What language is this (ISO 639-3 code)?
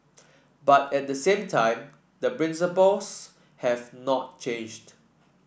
eng